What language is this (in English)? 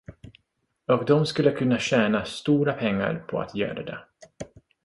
Swedish